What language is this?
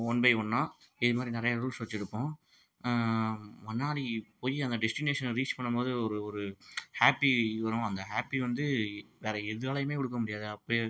Tamil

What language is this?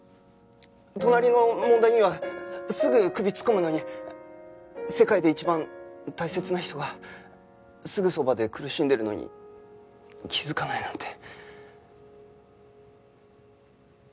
Japanese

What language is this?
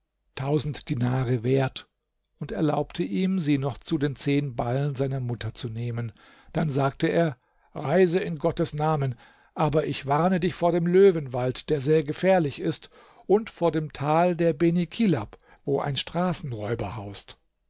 German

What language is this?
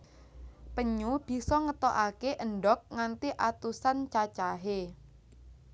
Javanese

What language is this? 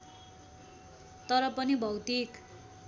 Nepali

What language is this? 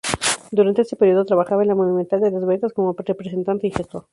Spanish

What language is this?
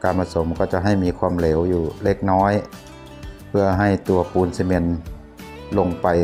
Thai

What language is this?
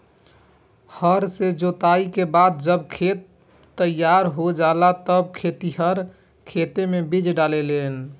Bhojpuri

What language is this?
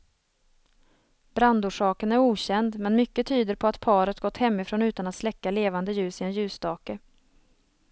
Swedish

